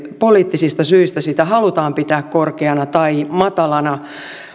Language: Finnish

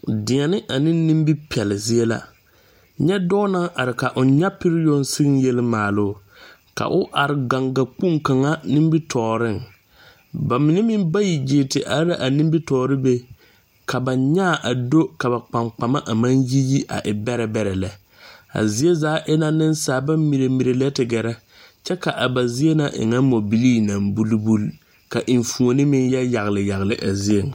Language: Southern Dagaare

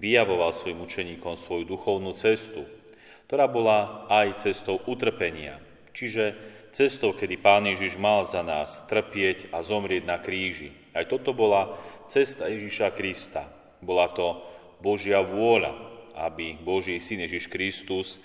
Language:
Slovak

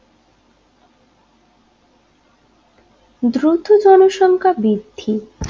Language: Bangla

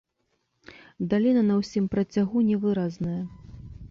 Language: Belarusian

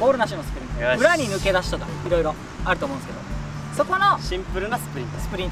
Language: Japanese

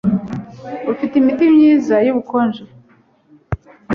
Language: Kinyarwanda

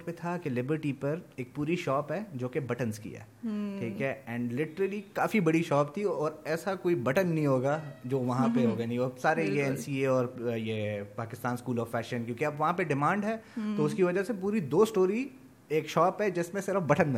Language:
Urdu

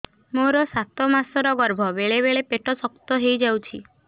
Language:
Odia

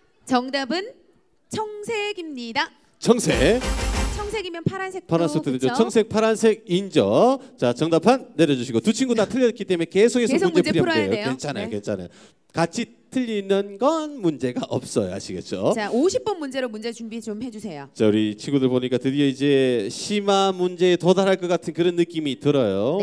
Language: Korean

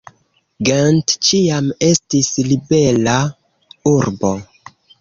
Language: Esperanto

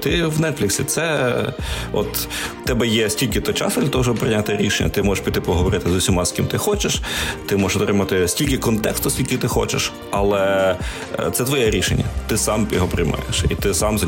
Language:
Ukrainian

